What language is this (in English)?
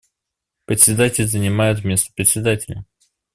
Russian